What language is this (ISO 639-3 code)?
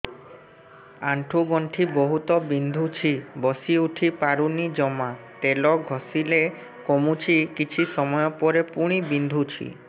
ori